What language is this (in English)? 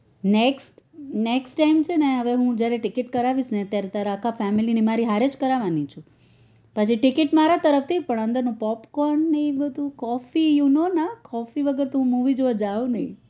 Gujarati